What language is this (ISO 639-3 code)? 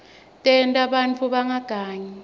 ssw